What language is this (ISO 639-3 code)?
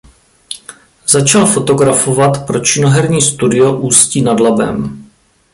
ces